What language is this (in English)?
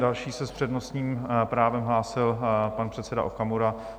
Czech